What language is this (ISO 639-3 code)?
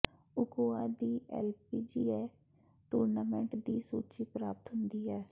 pan